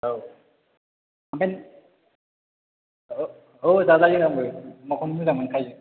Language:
Bodo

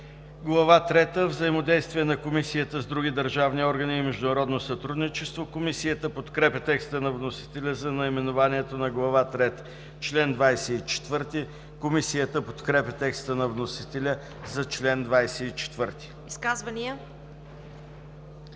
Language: Bulgarian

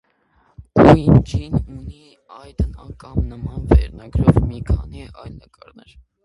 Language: Armenian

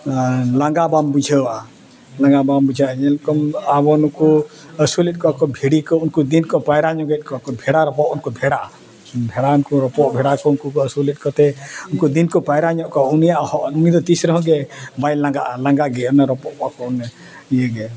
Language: Santali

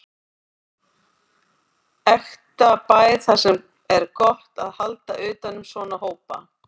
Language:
Icelandic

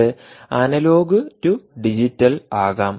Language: Malayalam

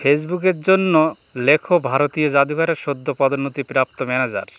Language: Bangla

